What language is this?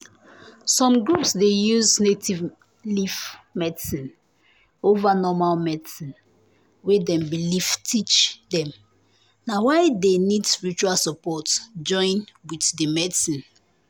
Nigerian Pidgin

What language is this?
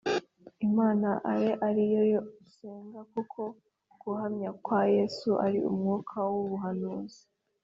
Kinyarwanda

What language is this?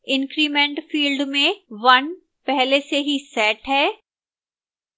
Hindi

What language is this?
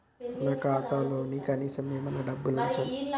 Telugu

